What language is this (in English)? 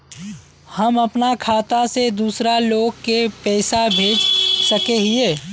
Magahi